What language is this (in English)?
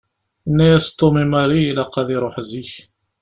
Kabyle